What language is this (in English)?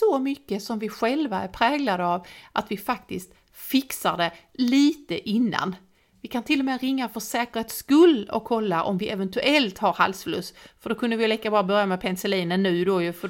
Swedish